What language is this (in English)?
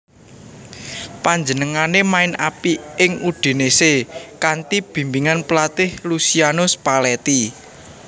Javanese